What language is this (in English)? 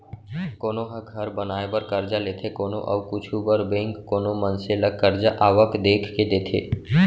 Chhattisgarhi